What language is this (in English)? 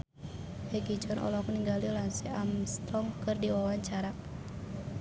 Sundanese